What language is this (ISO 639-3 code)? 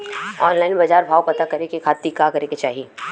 bho